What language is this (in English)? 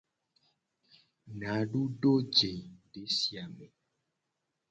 Gen